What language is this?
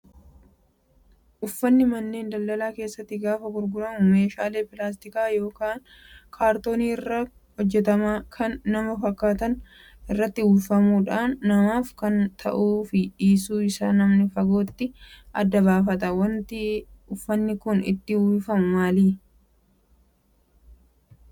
Oromo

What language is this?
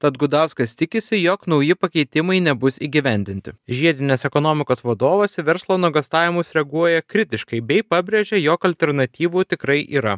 Lithuanian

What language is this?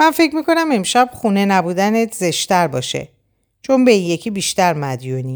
Persian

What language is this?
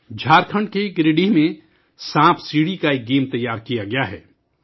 Urdu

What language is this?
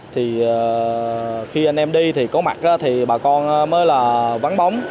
Vietnamese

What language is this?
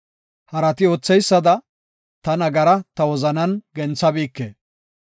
Gofa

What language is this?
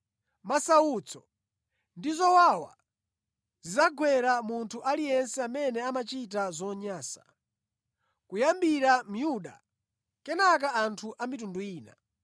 Nyanja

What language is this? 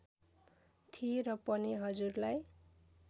Nepali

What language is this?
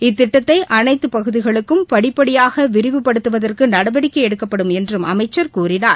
Tamil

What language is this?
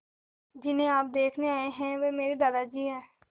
Hindi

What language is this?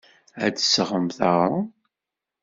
Kabyle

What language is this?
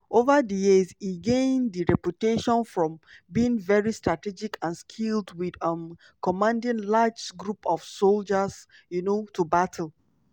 Nigerian Pidgin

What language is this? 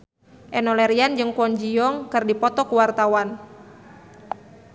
Sundanese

